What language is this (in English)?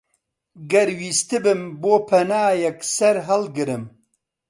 Central Kurdish